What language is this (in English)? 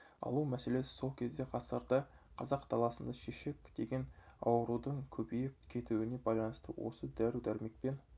Kazakh